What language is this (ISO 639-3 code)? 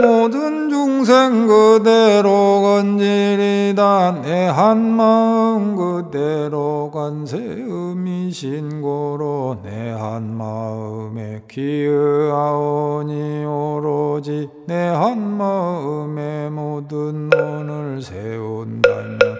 kor